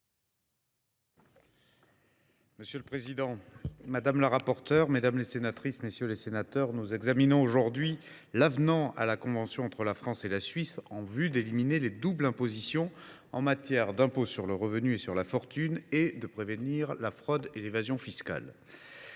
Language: French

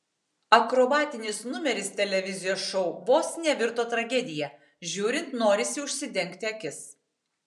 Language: Lithuanian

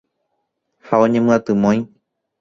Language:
Guarani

